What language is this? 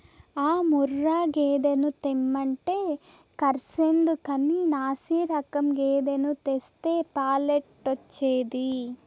Telugu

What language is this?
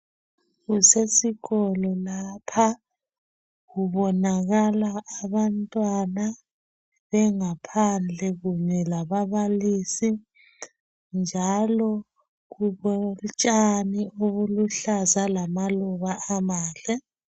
North Ndebele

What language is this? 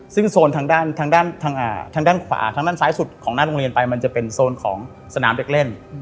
Thai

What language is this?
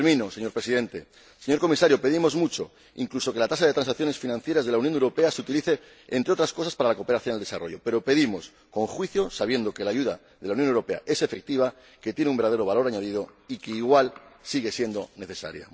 Spanish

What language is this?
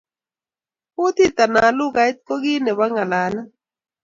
Kalenjin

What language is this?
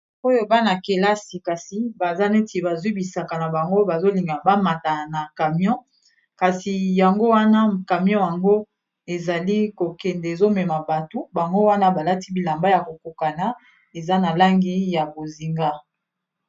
Lingala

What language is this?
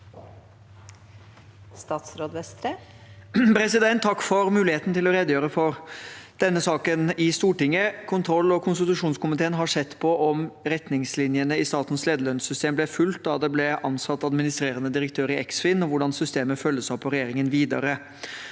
Norwegian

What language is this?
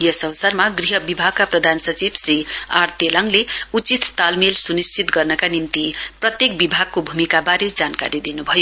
Nepali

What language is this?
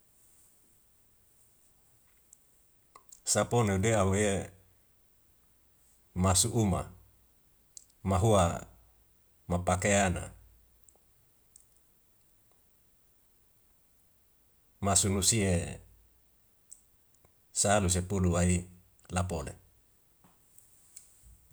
Wemale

